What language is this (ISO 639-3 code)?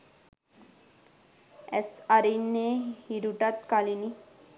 sin